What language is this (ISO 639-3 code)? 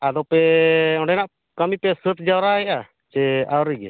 sat